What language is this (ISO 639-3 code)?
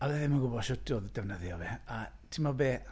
cym